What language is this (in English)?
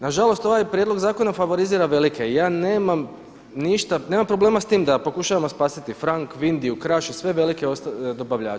Croatian